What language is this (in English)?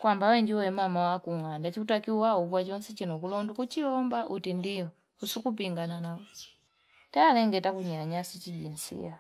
Fipa